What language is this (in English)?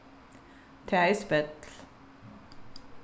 Faroese